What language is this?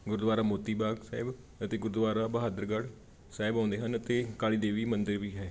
Punjabi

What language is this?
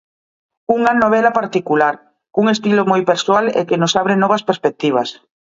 Galician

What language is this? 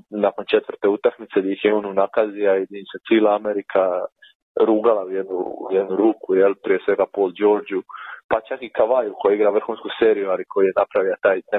Croatian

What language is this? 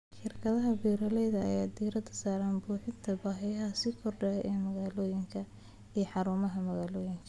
Somali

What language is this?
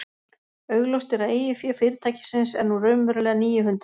Icelandic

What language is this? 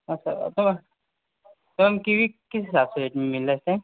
Urdu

